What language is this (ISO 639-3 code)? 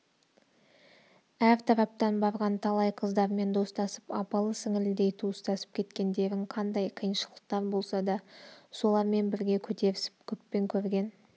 kaz